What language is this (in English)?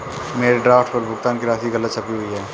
Hindi